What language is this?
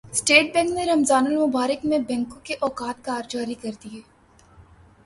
Urdu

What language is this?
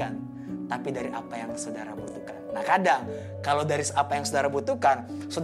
Indonesian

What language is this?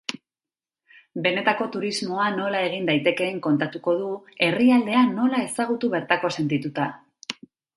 Basque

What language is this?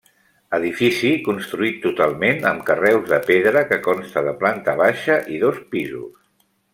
Catalan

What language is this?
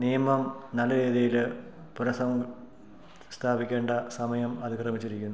Malayalam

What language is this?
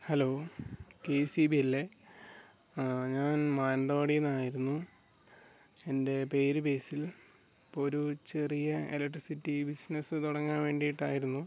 Malayalam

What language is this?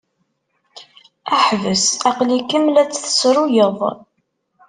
Kabyle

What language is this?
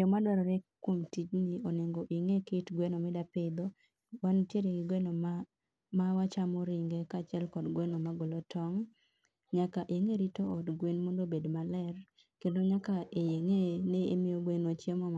Luo (Kenya and Tanzania)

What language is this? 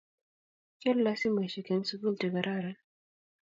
Kalenjin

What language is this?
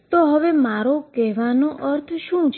Gujarati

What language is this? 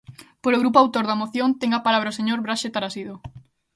Galician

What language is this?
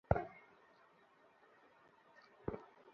Bangla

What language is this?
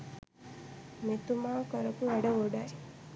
Sinhala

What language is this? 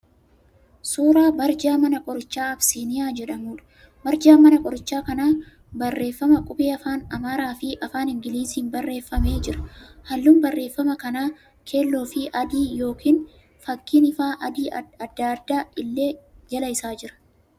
Oromo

